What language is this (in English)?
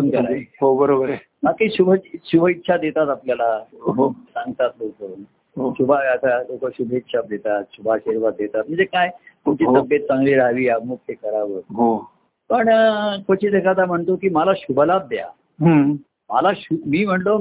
Marathi